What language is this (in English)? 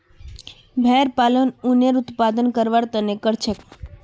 Magahi